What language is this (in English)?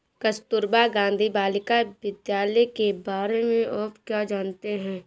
Hindi